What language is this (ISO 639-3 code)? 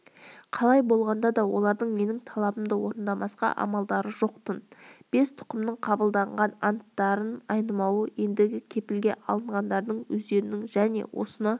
kaz